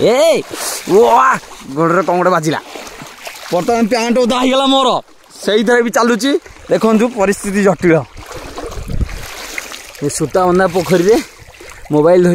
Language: Indonesian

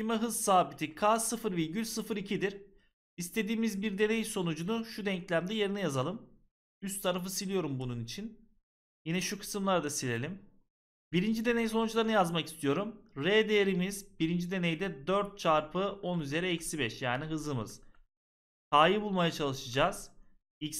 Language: Turkish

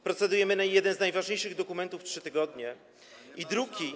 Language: Polish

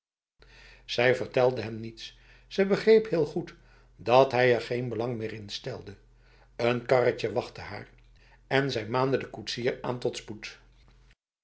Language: Dutch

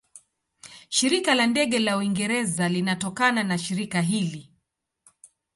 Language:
Swahili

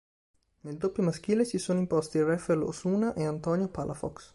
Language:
Italian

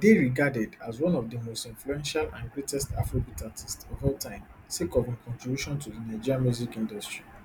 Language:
Nigerian Pidgin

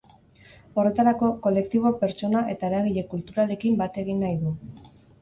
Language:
Basque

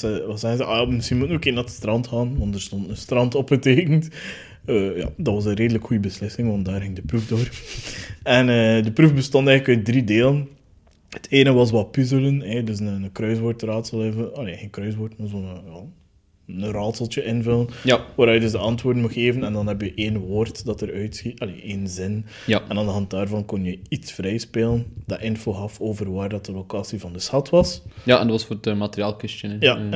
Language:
Dutch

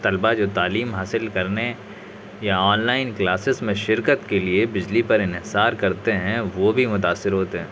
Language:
Urdu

